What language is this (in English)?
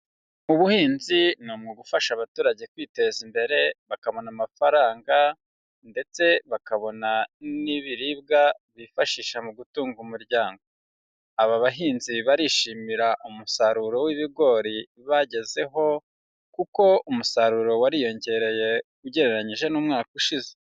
Kinyarwanda